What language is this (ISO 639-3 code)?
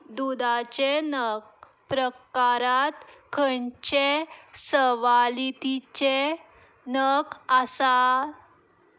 kok